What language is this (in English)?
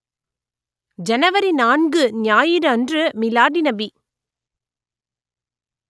Tamil